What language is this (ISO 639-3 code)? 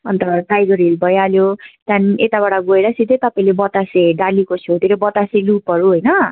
nep